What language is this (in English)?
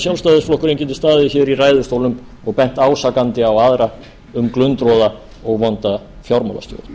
Icelandic